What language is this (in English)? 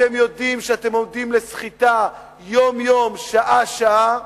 Hebrew